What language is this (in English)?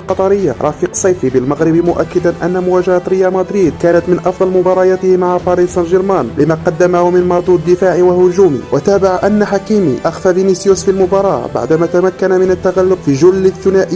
Arabic